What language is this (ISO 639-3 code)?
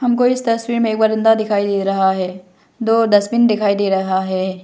hin